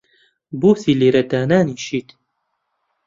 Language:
Central Kurdish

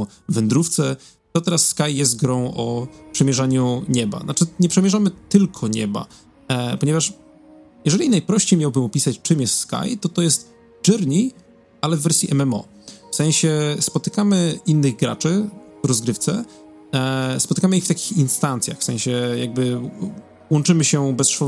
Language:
Polish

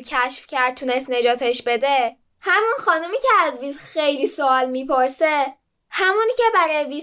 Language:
Persian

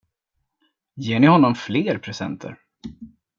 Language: Swedish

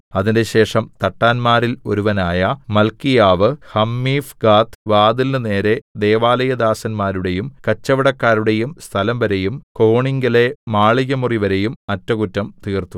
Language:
Malayalam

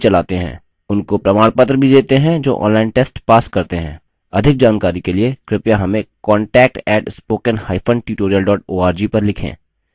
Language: Hindi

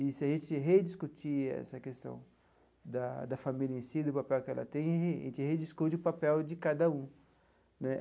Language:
Portuguese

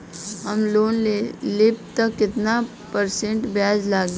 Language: Bhojpuri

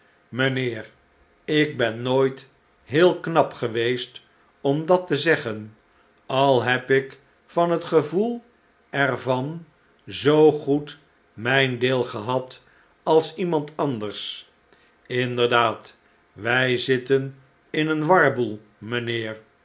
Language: Dutch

